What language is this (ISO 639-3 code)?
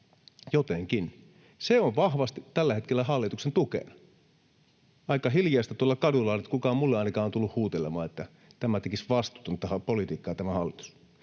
fin